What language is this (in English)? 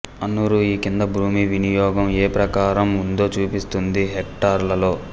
Telugu